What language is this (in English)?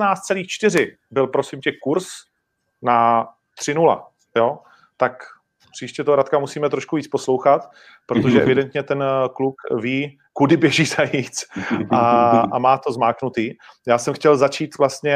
Czech